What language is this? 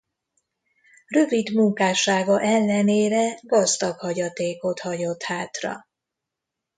Hungarian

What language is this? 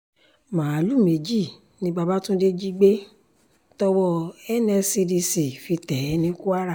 Yoruba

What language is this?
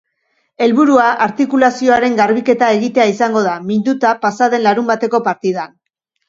Basque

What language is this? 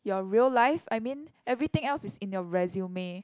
English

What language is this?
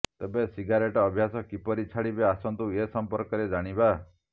Odia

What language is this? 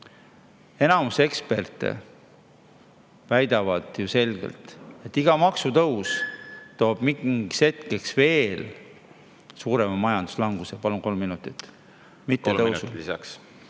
Estonian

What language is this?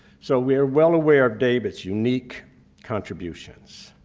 English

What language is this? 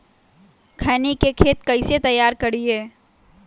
Magahi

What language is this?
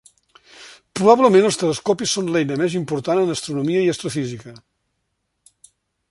Catalan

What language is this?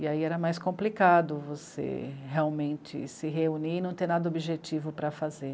Portuguese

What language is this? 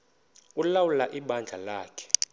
Xhosa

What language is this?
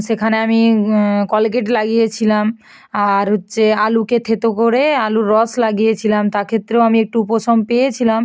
Bangla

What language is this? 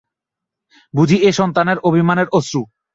Bangla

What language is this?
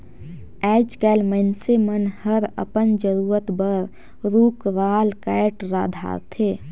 Chhattisgarhi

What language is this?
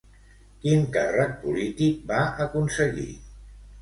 Catalan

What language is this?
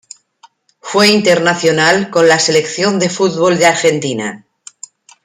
Spanish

